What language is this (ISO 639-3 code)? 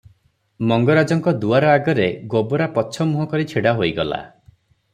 ori